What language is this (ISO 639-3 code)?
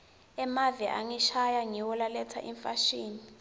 ssw